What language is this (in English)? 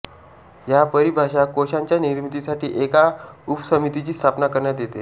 Marathi